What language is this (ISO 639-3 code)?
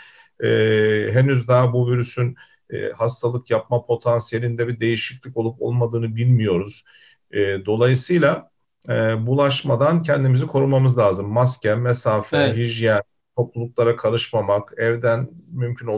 tur